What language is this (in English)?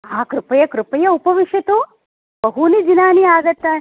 Sanskrit